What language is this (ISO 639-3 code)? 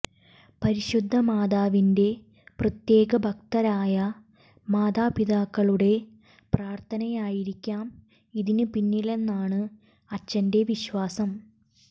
mal